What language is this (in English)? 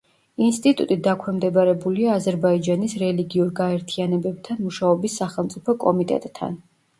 Georgian